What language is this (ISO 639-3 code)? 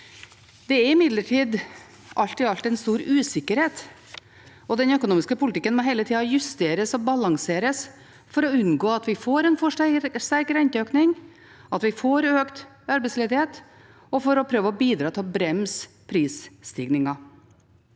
nor